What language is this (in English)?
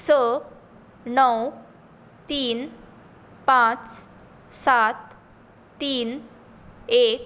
Konkani